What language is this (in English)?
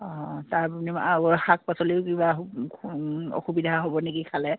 Assamese